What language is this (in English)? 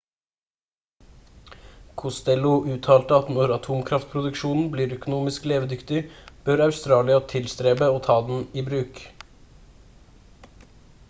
Norwegian Bokmål